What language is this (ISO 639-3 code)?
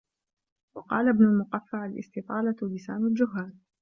ara